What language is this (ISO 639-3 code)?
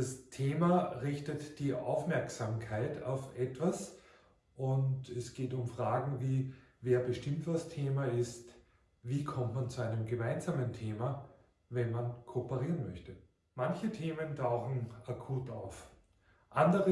deu